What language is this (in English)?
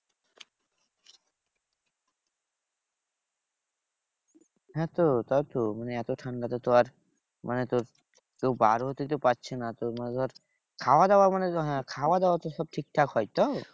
Bangla